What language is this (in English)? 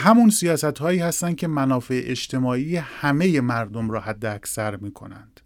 Persian